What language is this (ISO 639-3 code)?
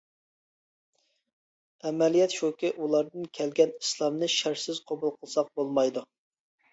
uig